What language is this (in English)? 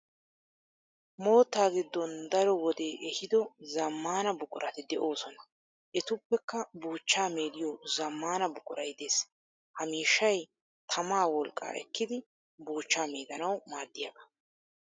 Wolaytta